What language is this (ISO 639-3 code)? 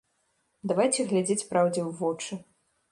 bel